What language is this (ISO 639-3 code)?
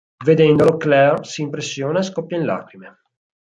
ita